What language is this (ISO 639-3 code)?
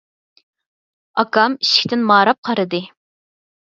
uig